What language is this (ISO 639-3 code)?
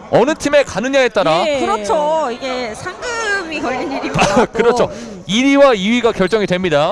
kor